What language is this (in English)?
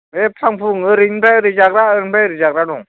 Bodo